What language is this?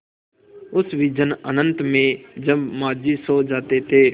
Hindi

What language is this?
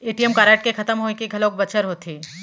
Chhattisgarhi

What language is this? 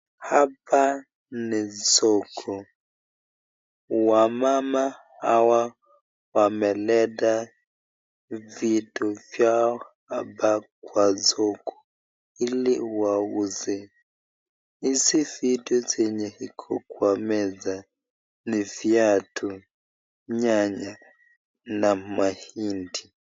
Swahili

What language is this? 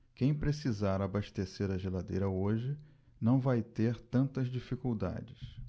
Portuguese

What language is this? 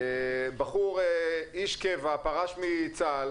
Hebrew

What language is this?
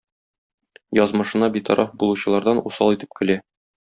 Tatar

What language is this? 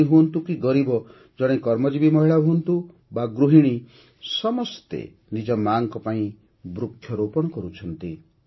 Odia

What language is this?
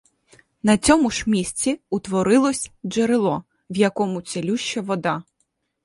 Ukrainian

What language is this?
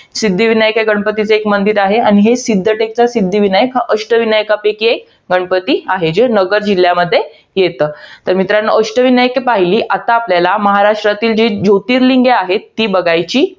Marathi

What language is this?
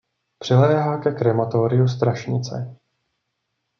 Czech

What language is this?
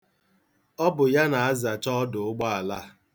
Igbo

